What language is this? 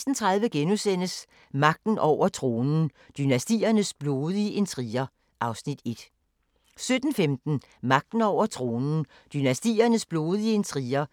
Danish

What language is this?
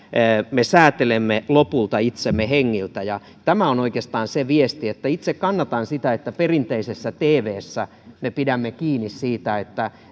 Finnish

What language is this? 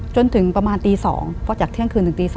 Thai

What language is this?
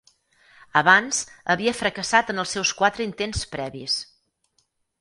Catalan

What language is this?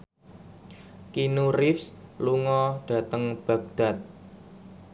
Javanese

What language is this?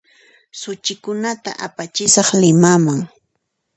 Puno Quechua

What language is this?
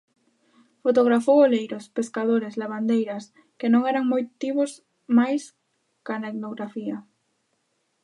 Galician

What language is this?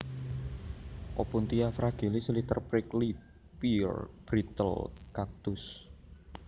Javanese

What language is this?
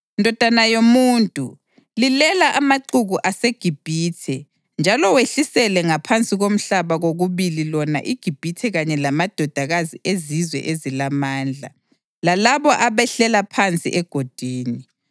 North Ndebele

